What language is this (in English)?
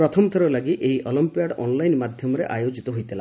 Odia